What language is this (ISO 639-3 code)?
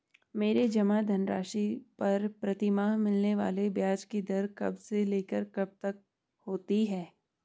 hin